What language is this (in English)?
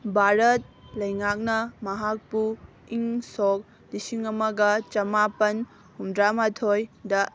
Manipuri